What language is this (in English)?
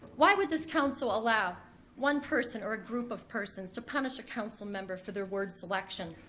English